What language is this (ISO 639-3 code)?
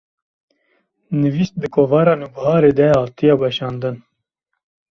kur